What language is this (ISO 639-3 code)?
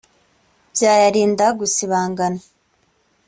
kin